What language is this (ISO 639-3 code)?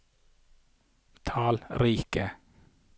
nor